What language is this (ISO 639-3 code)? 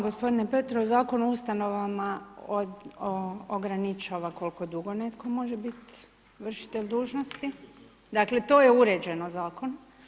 hrv